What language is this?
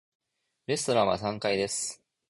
Japanese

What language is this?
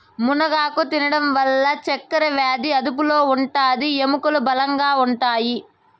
Telugu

